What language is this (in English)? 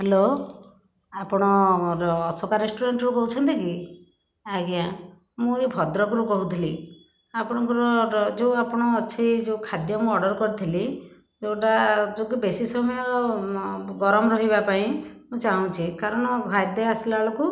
Odia